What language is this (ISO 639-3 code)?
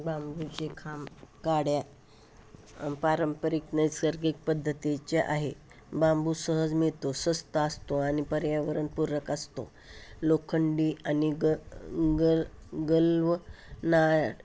mar